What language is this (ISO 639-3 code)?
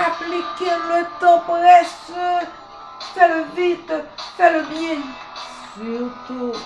fra